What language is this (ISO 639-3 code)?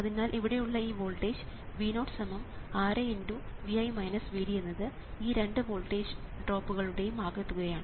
mal